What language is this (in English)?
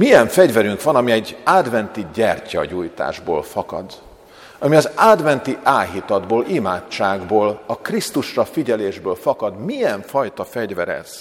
Hungarian